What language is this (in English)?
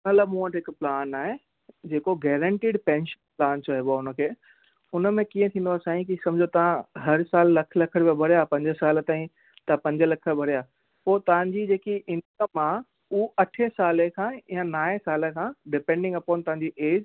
Sindhi